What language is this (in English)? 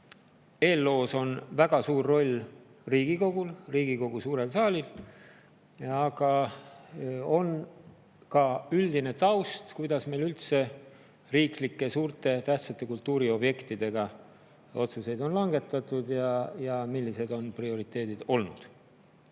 Estonian